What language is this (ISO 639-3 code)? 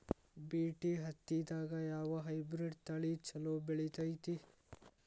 kan